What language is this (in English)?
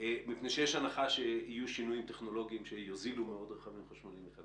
Hebrew